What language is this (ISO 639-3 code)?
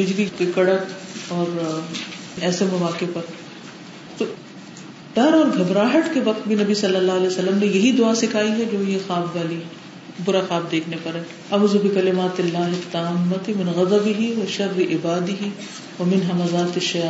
urd